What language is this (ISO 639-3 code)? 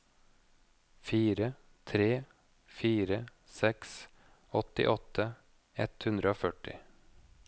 nor